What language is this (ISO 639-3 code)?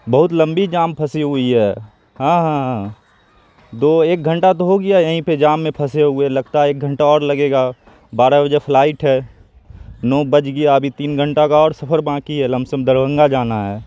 urd